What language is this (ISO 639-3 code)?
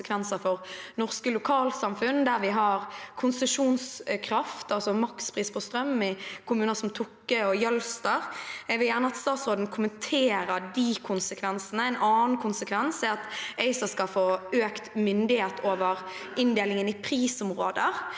nor